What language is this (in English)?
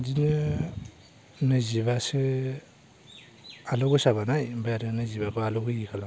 Bodo